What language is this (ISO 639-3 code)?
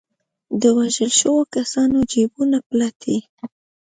pus